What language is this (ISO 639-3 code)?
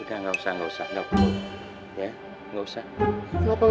ind